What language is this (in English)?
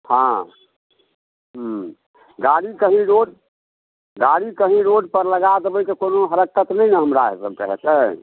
Maithili